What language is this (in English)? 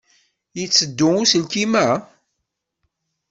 Kabyle